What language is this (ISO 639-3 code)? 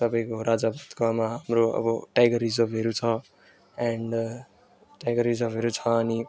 nep